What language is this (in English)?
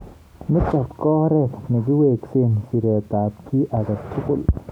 Kalenjin